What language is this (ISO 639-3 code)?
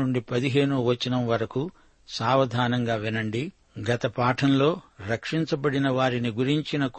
tel